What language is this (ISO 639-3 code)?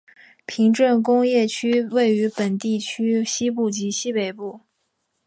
zho